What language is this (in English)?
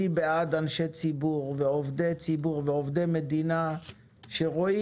Hebrew